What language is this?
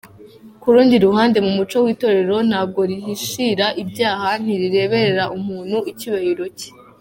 Kinyarwanda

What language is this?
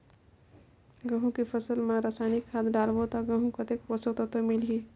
Chhattisgarhi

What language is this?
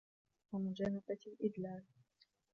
Arabic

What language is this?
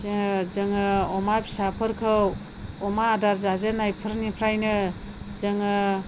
Bodo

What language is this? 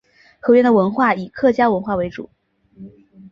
Chinese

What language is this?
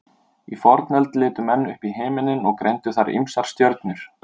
Icelandic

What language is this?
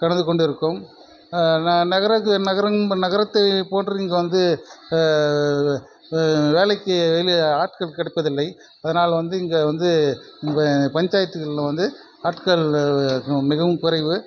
Tamil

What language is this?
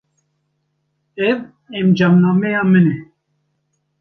Kurdish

